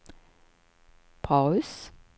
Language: Swedish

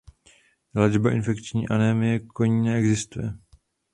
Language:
Czech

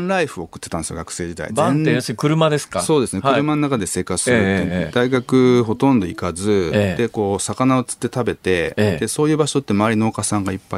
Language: Japanese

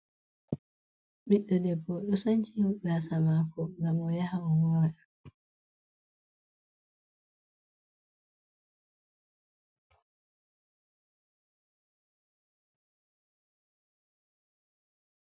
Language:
Fula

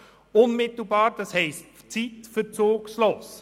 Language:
Swiss German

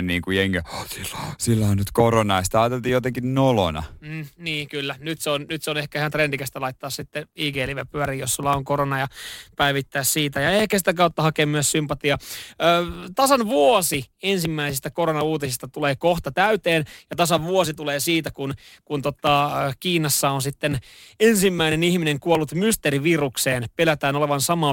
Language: Finnish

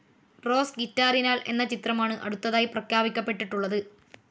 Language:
Malayalam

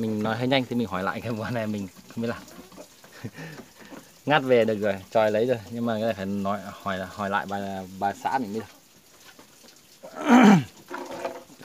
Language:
Vietnamese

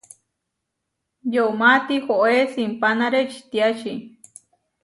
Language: Huarijio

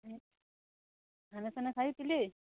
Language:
Nepali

